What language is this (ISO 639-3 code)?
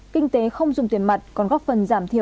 vie